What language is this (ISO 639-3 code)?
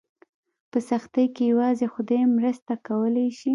pus